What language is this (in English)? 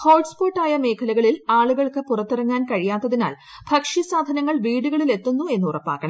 Malayalam